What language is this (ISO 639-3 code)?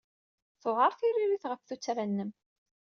kab